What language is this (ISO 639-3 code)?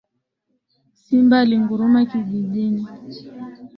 swa